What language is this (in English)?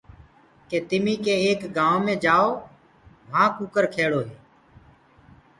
Gurgula